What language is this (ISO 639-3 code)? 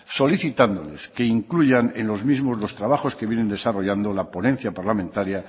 spa